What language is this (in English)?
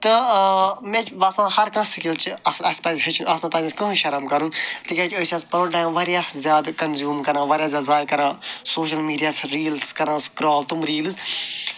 Kashmiri